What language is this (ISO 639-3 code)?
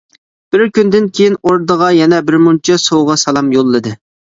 uig